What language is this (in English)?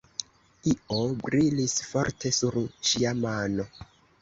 Esperanto